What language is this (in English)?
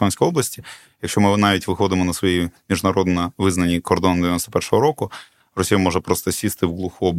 Ukrainian